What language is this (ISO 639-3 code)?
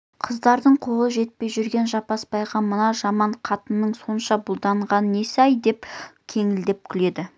kaz